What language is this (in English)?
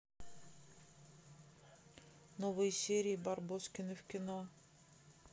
Russian